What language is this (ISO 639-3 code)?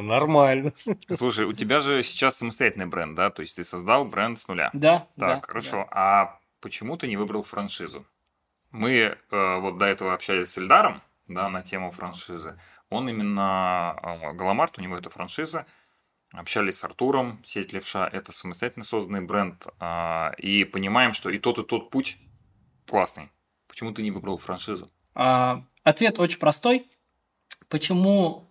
rus